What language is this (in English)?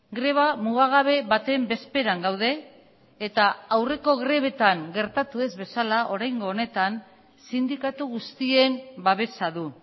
Basque